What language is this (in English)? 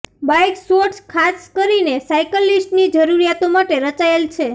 Gujarati